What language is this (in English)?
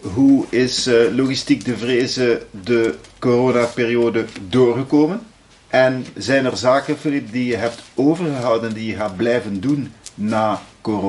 Dutch